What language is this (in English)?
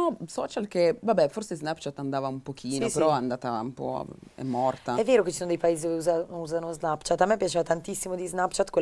Italian